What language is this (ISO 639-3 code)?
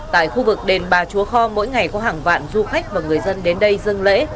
vie